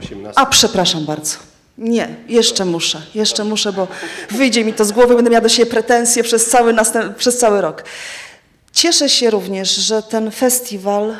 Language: Polish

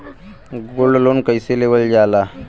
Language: Bhojpuri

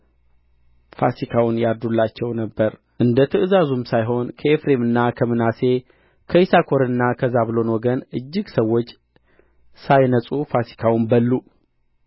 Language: Amharic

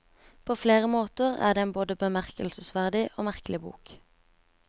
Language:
Norwegian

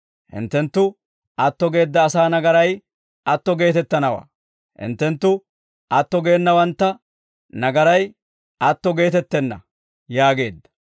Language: Dawro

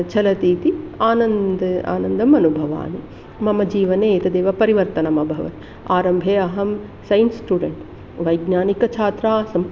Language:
Sanskrit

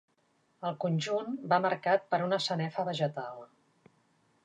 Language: Catalan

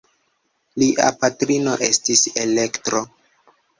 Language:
Esperanto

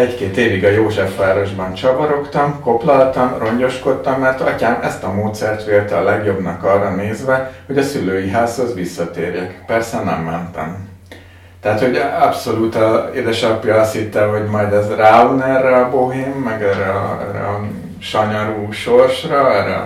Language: Hungarian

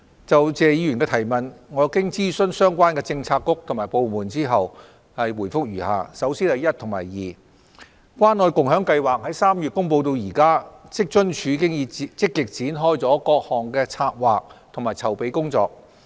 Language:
Cantonese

